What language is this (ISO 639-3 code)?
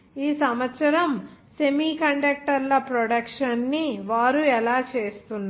tel